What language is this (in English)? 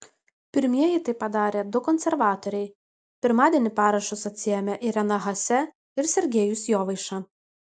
Lithuanian